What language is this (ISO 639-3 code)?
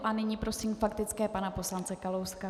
ces